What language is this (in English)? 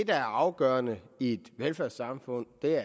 Danish